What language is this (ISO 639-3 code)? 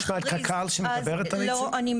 heb